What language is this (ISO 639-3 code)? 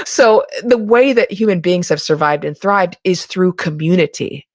eng